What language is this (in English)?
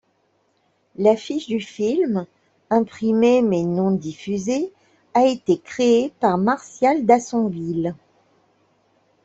French